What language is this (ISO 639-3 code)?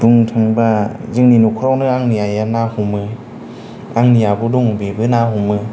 brx